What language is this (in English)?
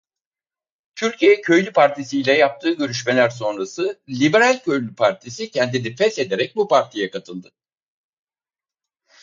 Turkish